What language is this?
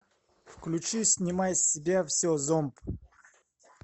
Russian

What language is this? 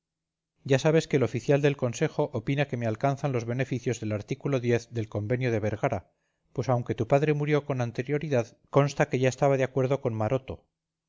Spanish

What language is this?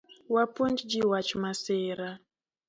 Luo (Kenya and Tanzania)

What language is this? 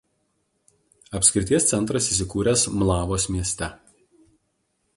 Lithuanian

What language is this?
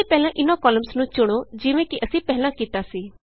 Punjabi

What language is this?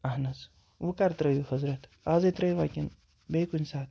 Kashmiri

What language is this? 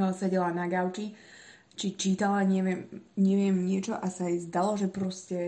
Slovak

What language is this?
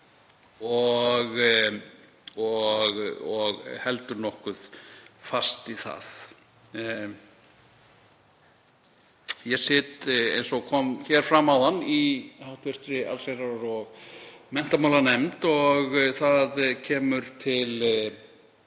Icelandic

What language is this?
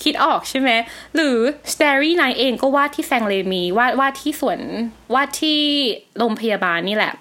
Thai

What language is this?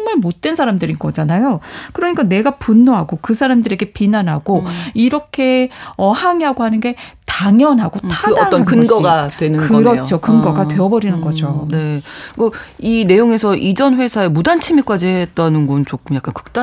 Korean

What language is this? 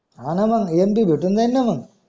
Marathi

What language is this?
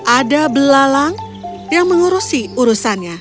Indonesian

